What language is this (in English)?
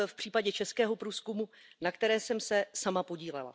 Czech